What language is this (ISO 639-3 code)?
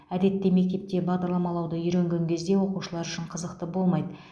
kaz